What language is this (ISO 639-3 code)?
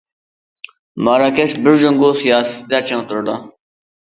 uig